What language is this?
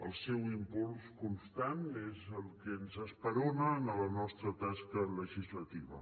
Catalan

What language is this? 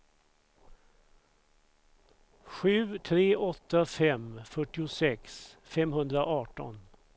Swedish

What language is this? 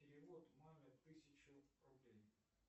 Russian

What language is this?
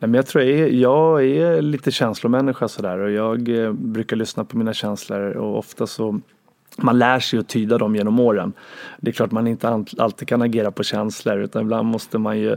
Swedish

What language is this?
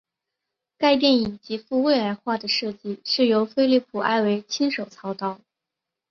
Chinese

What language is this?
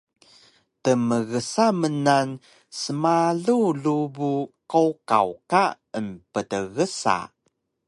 Taroko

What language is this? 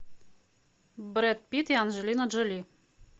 Russian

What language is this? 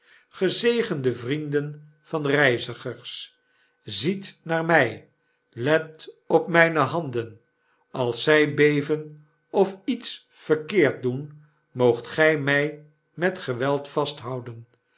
Dutch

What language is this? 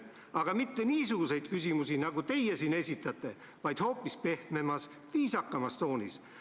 Estonian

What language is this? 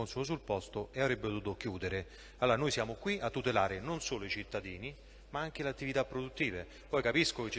Italian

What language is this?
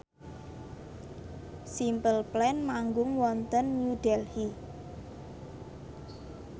Javanese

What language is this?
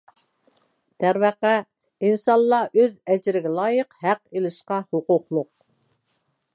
Uyghur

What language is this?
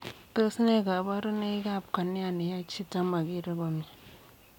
Kalenjin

